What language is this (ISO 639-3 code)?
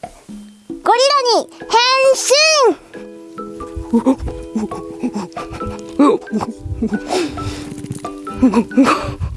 jpn